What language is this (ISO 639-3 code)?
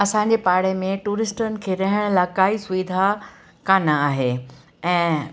snd